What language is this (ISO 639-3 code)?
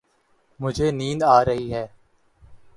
urd